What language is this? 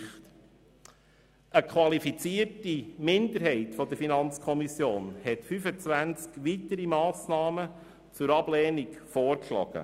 Swiss German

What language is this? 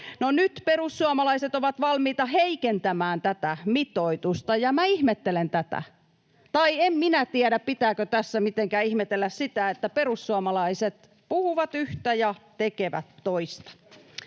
Finnish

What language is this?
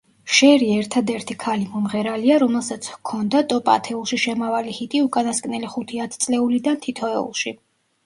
Georgian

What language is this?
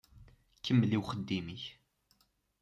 Kabyle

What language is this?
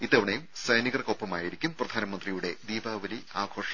Malayalam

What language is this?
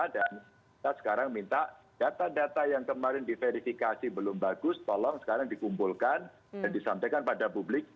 Indonesian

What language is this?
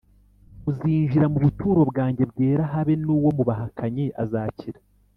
Kinyarwanda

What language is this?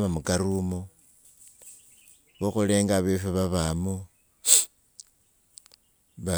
Wanga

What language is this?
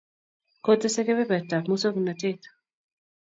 Kalenjin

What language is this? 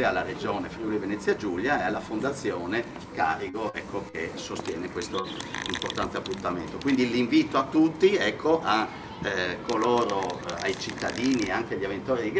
Italian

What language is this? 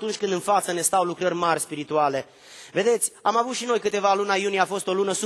Romanian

